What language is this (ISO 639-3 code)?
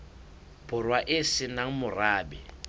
sot